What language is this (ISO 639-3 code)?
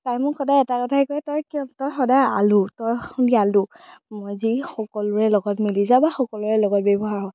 asm